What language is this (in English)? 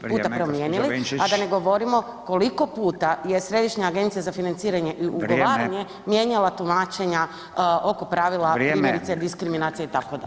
Croatian